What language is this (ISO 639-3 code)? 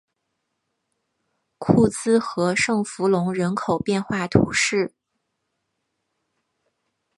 zho